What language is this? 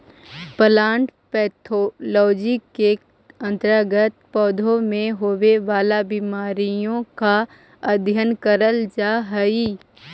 Magahi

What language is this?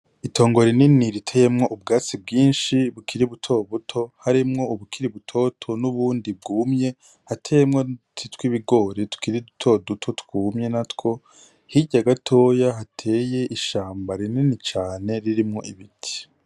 Rundi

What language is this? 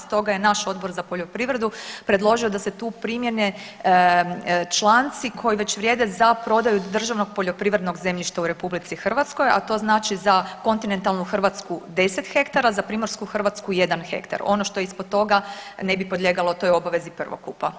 Croatian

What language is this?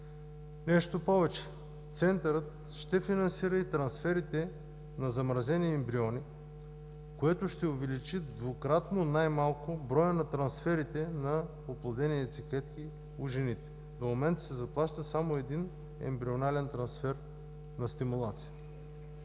Bulgarian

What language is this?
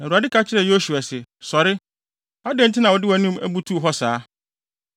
Akan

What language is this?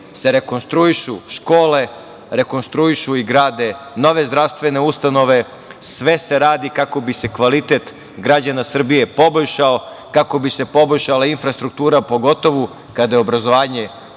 Serbian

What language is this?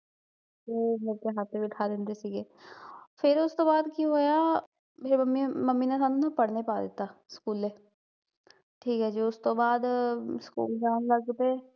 Punjabi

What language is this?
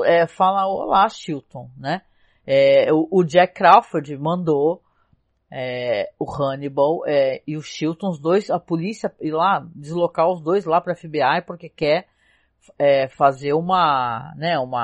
Portuguese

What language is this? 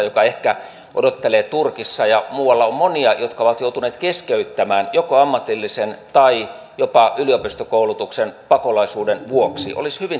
Finnish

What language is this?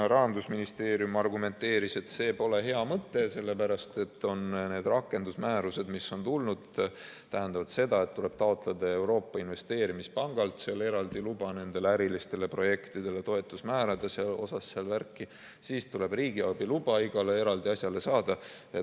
Estonian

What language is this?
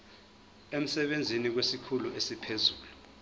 Zulu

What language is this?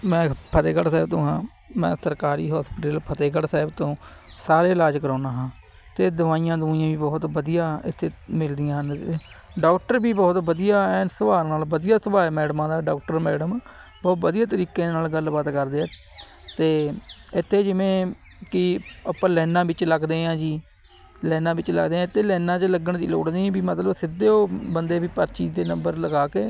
Punjabi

